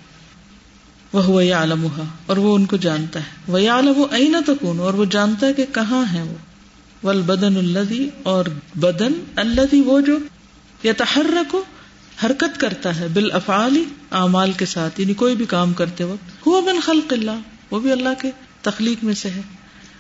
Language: Urdu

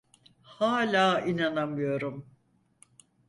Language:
Turkish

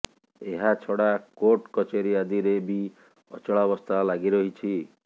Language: Odia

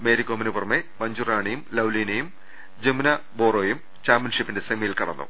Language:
Malayalam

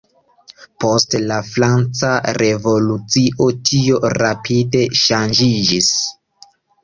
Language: Esperanto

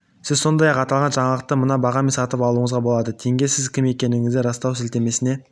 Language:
Kazakh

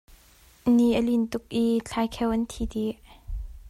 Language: Hakha Chin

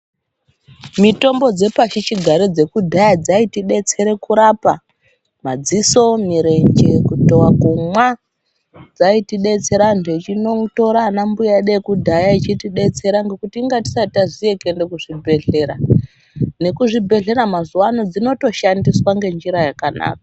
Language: Ndau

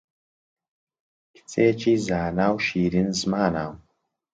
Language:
Central Kurdish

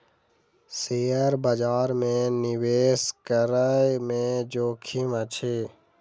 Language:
Maithili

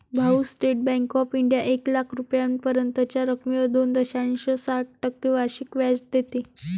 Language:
Marathi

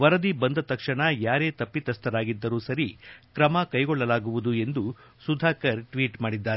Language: Kannada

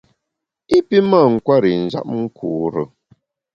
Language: Bamun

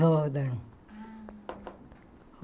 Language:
Portuguese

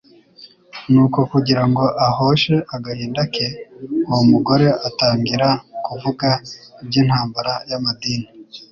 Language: Kinyarwanda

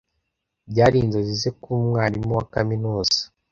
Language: Kinyarwanda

